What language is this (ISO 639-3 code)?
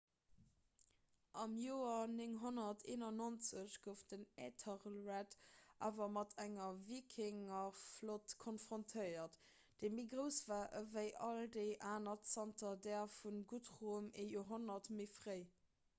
ltz